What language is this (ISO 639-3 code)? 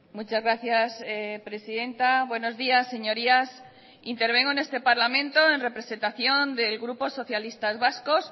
spa